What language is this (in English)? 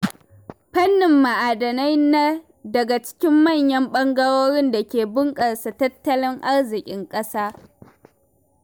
Hausa